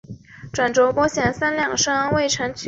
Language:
Chinese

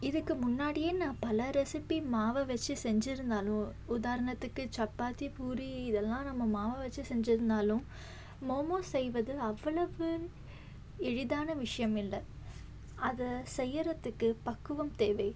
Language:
Tamil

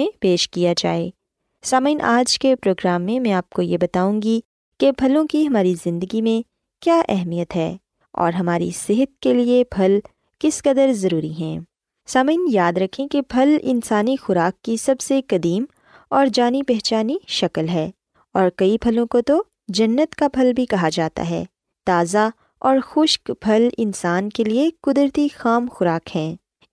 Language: Urdu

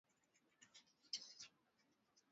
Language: Swahili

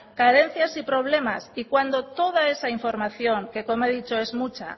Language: Spanish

